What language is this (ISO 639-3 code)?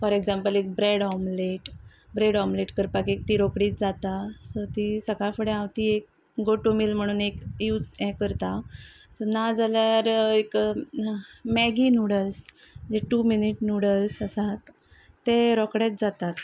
kok